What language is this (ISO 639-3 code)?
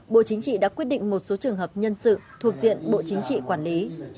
vie